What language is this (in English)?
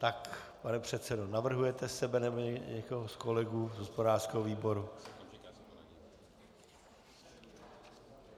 Czech